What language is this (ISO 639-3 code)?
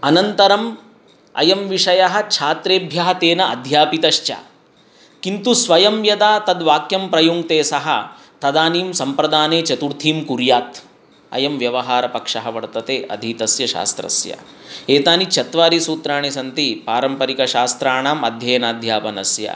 san